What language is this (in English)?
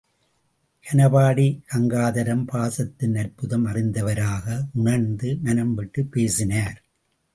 Tamil